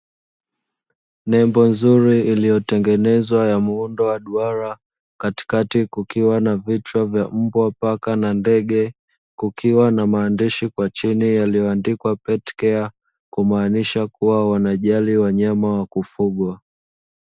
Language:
Swahili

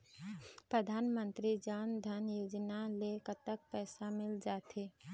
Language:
Chhattisgarhi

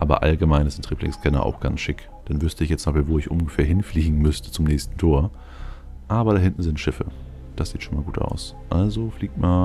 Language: German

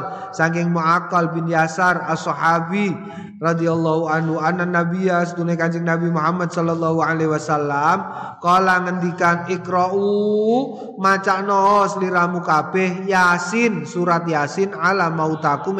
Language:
Indonesian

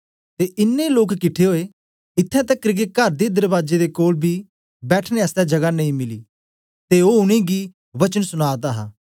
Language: Dogri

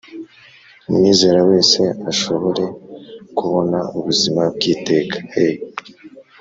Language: Kinyarwanda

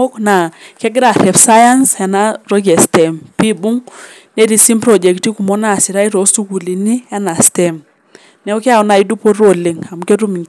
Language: Masai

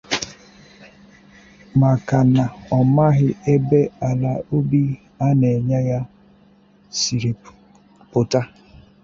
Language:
Igbo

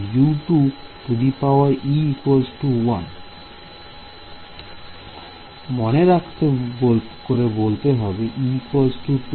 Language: Bangla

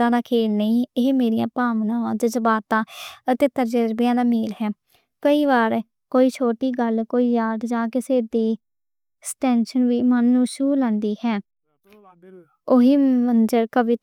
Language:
Western Panjabi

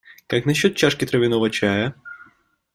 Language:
Russian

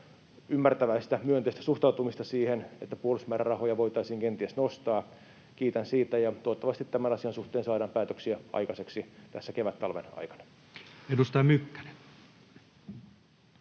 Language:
Finnish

